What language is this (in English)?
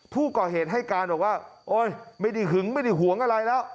Thai